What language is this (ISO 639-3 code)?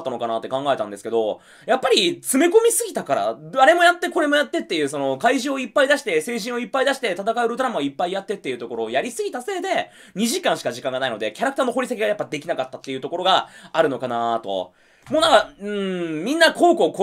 jpn